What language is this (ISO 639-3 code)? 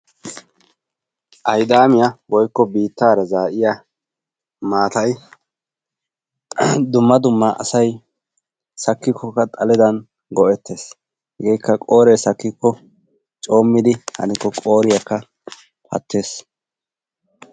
wal